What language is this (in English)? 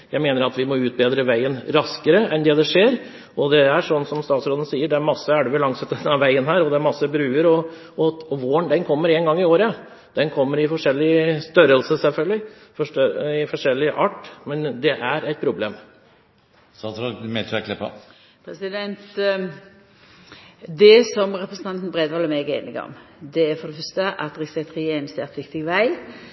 Norwegian